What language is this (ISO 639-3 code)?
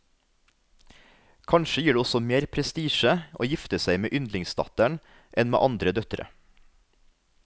nor